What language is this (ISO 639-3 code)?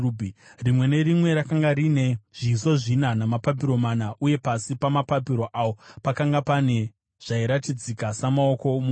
sna